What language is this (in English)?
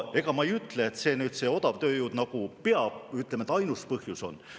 Estonian